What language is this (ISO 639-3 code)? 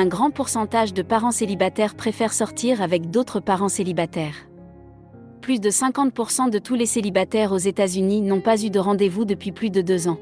fra